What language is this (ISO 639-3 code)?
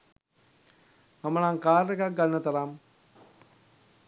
sin